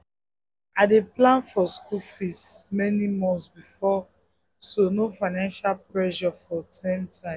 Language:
Nigerian Pidgin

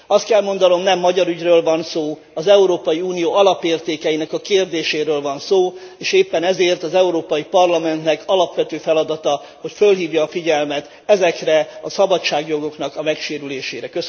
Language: Hungarian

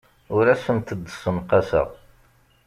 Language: Kabyle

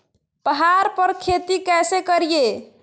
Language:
Magahi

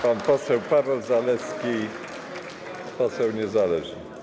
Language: Polish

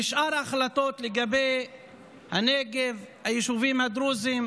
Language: Hebrew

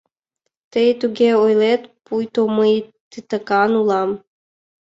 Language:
Mari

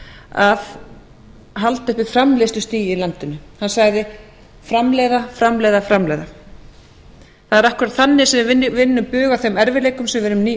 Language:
Icelandic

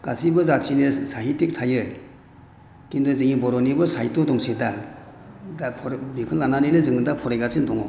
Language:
Bodo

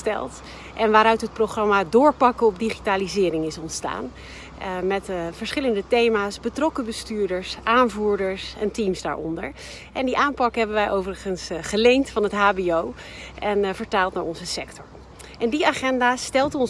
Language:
Dutch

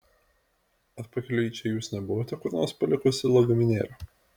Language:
Lithuanian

